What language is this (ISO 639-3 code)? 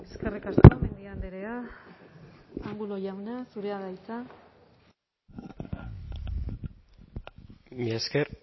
eus